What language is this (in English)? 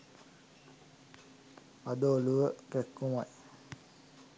Sinhala